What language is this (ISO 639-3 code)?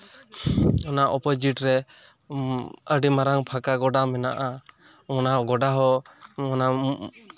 sat